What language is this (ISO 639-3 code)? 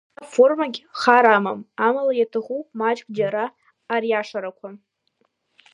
abk